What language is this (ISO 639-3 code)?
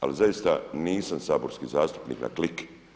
hrv